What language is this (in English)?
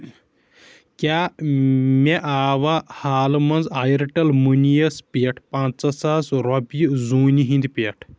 Kashmiri